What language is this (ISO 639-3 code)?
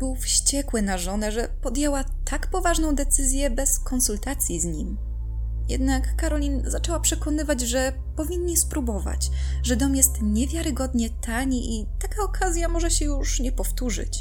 pol